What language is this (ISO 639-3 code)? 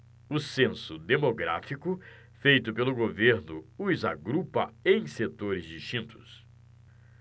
por